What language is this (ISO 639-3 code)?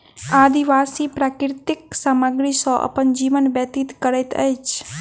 mai